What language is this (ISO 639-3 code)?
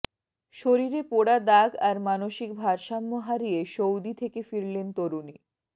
ben